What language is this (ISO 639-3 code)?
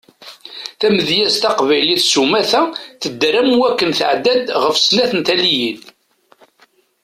kab